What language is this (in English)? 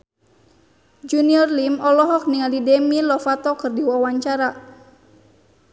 Sundanese